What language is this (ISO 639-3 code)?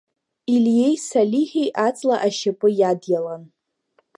abk